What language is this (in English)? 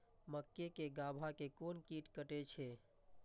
Maithili